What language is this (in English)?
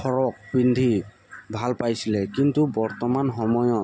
Assamese